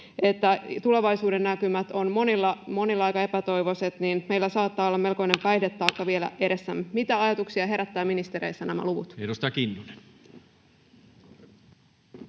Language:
Finnish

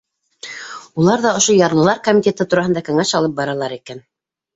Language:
Bashkir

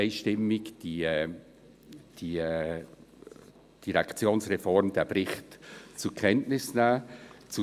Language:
Swiss German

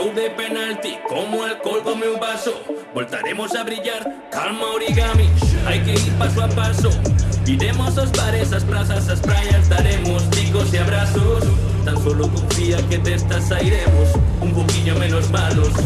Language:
Galician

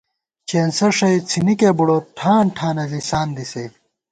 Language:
Gawar-Bati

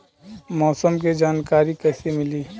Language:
Bhojpuri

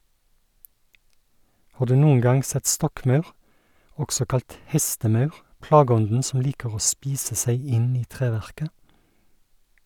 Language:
Norwegian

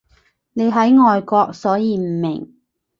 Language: Cantonese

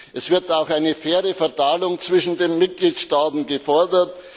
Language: German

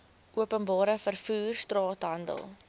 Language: Afrikaans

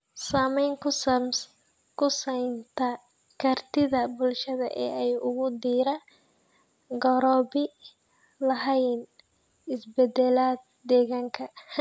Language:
Somali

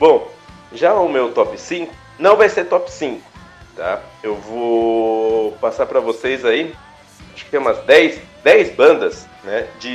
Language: Portuguese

